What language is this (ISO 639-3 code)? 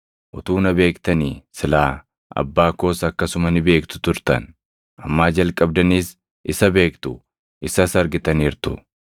orm